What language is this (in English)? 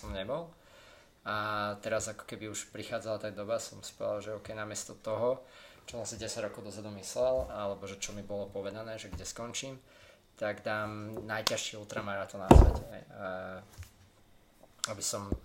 Slovak